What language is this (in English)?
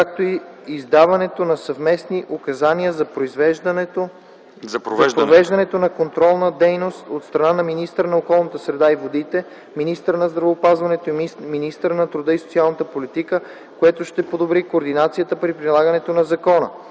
Bulgarian